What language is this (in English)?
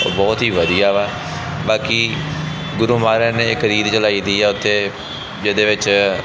Punjabi